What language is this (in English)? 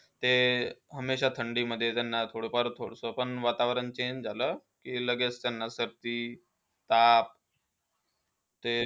Marathi